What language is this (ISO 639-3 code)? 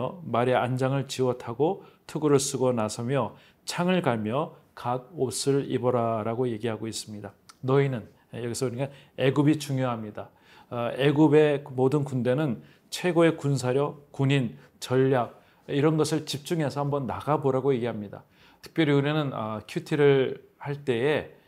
kor